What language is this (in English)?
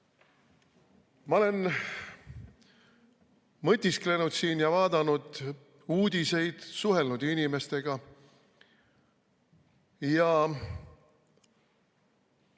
Estonian